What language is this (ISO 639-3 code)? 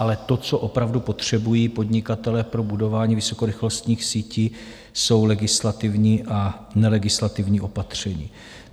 ces